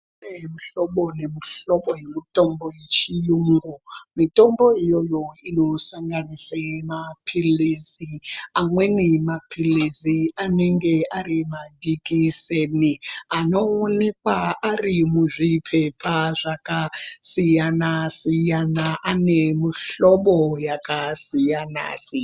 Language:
Ndau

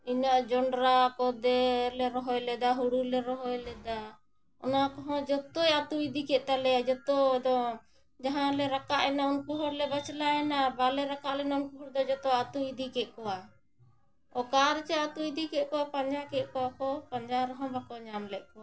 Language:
Santali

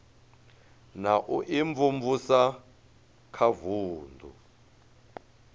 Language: Venda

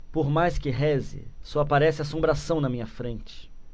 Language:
Portuguese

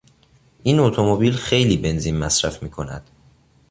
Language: Persian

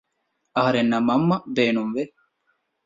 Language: Divehi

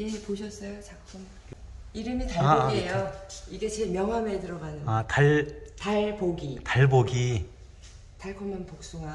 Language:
Korean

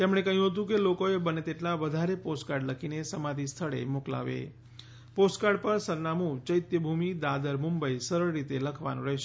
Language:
Gujarati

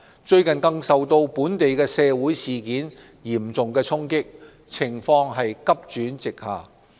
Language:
Cantonese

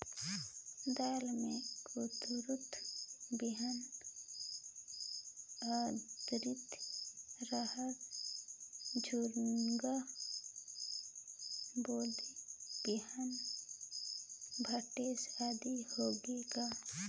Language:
Chhattisgarhi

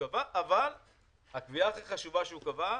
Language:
Hebrew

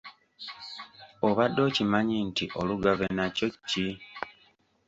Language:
Ganda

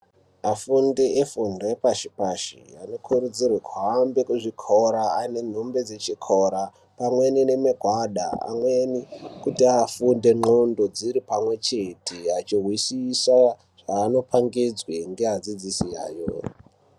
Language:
Ndau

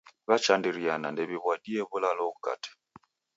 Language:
Taita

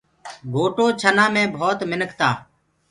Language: Gurgula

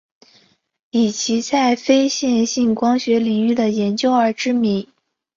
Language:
Chinese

